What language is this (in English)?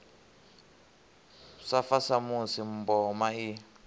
Venda